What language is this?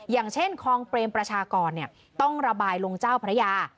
Thai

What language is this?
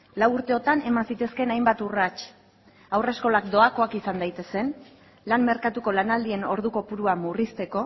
Basque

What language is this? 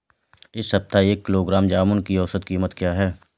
Hindi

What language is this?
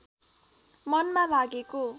Nepali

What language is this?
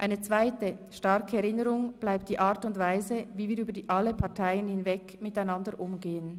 Swiss German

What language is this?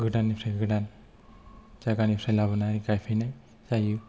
Bodo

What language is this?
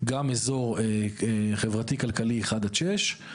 Hebrew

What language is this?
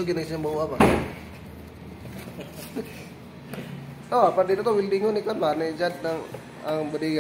Indonesian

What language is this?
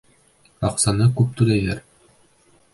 Bashkir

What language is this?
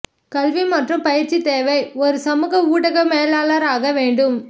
Tamil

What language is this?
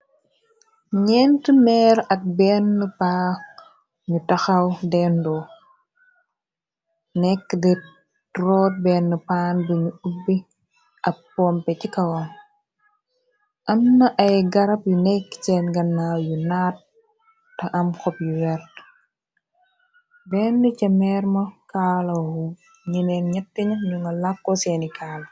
Wolof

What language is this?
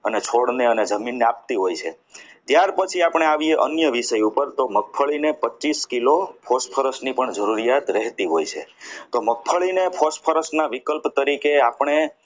Gujarati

